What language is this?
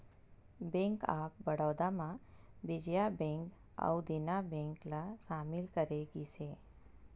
Chhattisgarhi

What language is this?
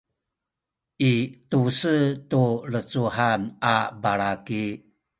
Sakizaya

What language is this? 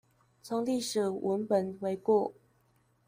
Chinese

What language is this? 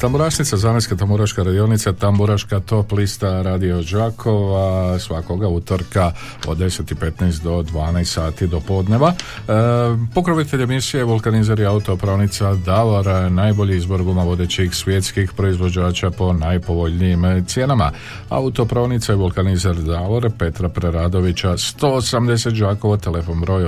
Croatian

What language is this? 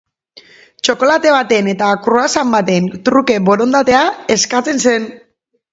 Basque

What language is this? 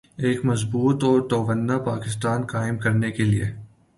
Urdu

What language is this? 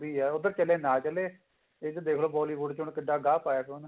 Punjabi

